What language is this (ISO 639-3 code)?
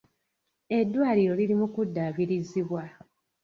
lug